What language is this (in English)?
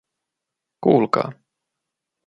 Finnish